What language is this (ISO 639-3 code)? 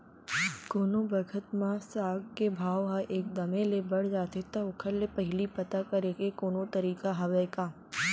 hne